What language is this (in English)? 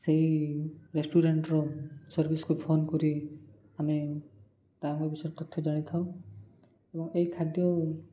Odia